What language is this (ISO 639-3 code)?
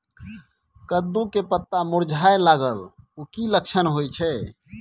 mai